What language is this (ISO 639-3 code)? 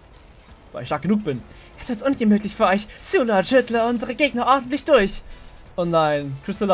deu